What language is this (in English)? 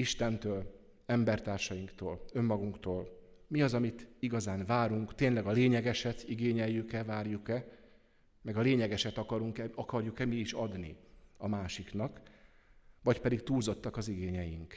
Hungarian